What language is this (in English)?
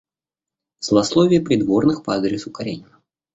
Russian